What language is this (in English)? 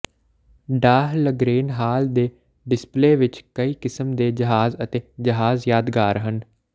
Punjabi